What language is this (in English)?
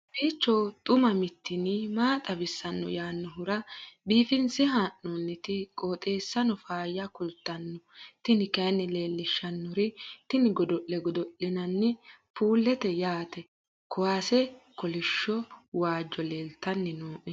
Sidamo